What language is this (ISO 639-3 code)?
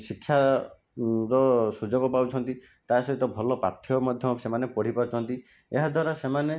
ori